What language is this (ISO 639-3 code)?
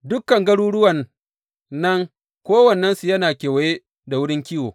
hau